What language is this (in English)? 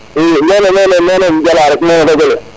Serer